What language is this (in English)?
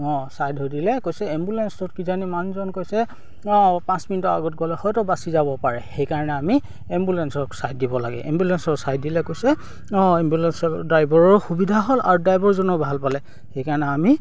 Assamese